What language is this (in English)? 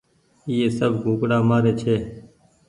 Goaria